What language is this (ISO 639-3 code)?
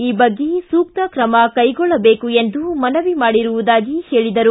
kan